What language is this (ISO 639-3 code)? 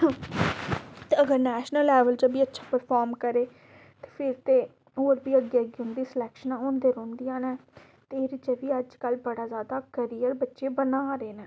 doi